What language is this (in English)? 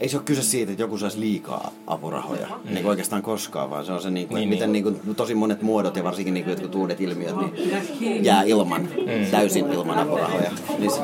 Finnish